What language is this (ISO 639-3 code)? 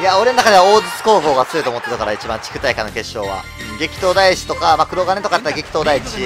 jpn